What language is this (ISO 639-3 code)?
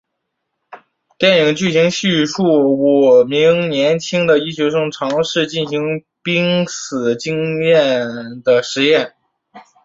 zho